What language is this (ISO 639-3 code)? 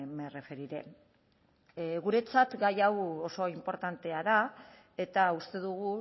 eus